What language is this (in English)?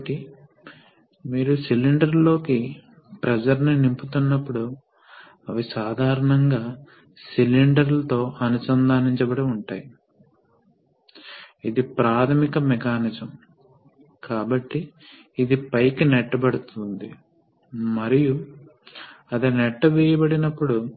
Telugu